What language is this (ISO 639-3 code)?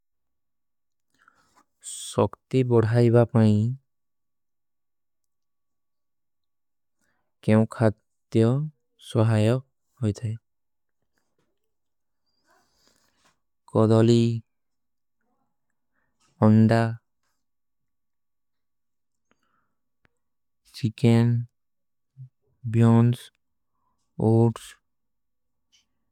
uki